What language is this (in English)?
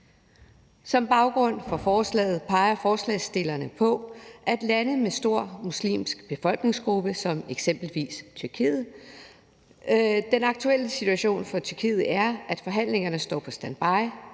Danish